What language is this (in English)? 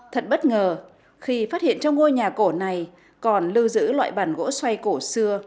Vietnamese